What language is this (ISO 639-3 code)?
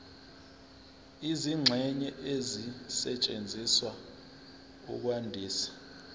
zul